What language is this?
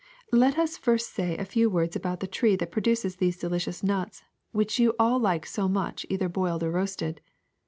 English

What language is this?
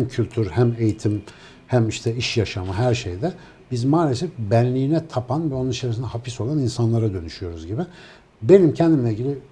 Turkish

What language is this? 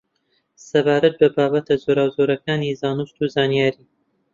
Central Kurdish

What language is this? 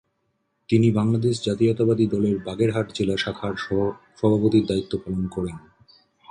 Bangla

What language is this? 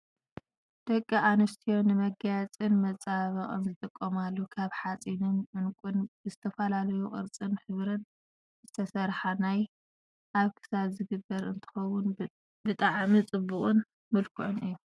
Tigrinya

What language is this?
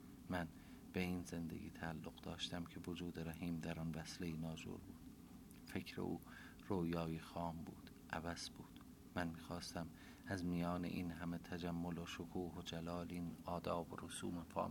Persian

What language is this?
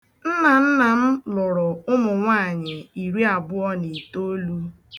Igbo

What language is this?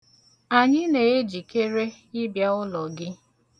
Igbo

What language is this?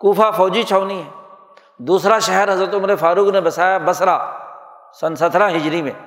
Urdu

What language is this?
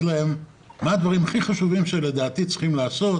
Hebrew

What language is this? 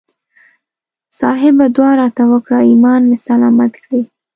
Pashto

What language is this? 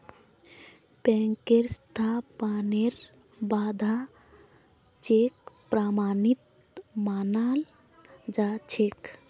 Magahi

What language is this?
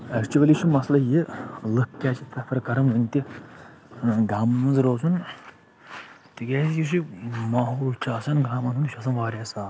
Kashmiri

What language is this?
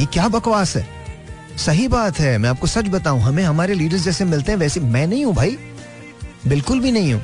Hindi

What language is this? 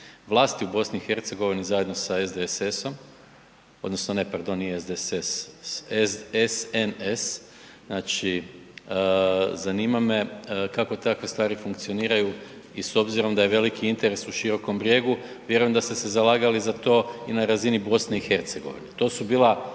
Croatian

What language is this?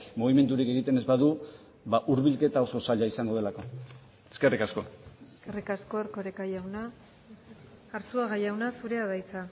Basque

